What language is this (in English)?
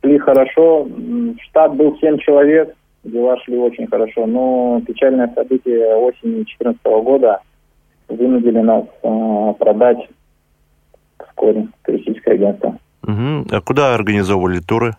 Russian